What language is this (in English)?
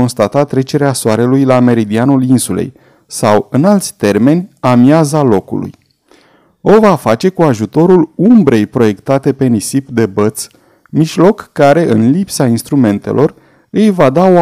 Romanian